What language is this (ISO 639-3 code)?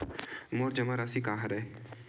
hne